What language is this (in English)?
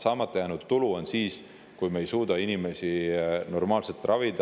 Estonian